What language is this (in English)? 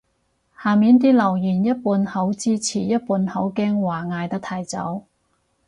Cantonese